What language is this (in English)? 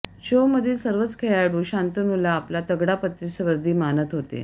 Marathi